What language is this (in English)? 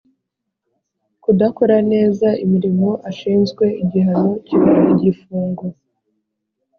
Kinyarwanda